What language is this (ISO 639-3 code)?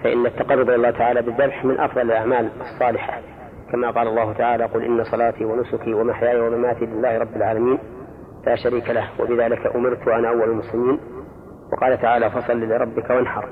ara